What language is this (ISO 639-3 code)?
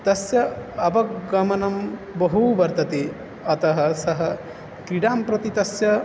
san